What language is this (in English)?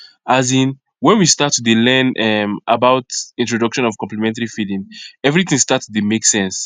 Nigerian Pidgin